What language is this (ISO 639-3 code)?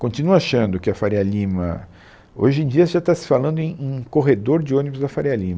por